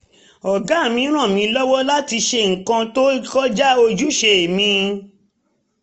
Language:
Yoruba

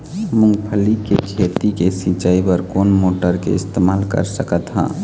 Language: Chhattisgarhi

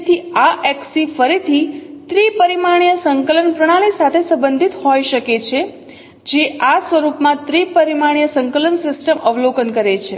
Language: Gujarati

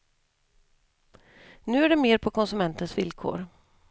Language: Swedish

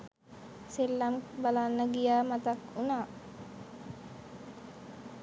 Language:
Sinhala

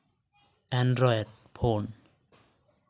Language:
Santali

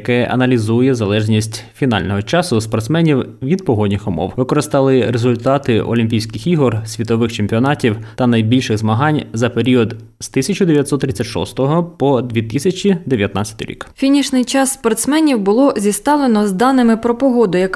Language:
Ukrainian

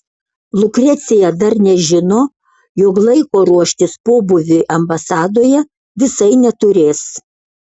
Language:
Lithuanian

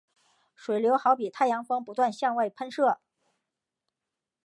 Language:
Chinese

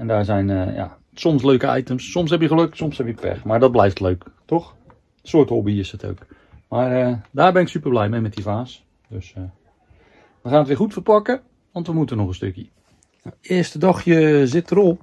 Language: Dutch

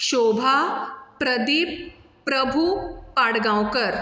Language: Konkani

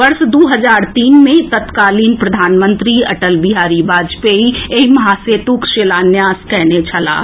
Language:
Maithili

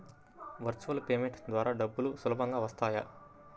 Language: Telugu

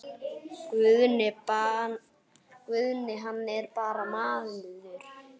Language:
Icelandic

